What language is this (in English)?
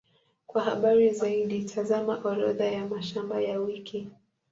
Swahili